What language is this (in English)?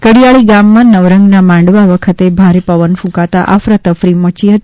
Gujarati